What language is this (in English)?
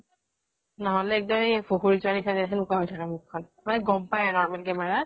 Assamese